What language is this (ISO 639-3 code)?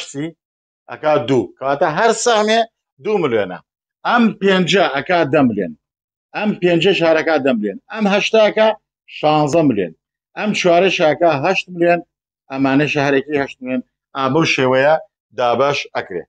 ara